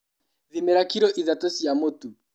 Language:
Kikuyu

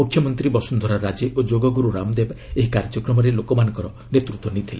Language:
Odia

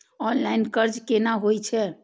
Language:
Maithili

